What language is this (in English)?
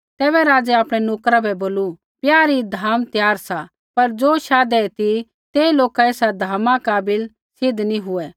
Kullu Pahari